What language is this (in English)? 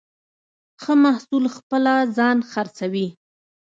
Pashto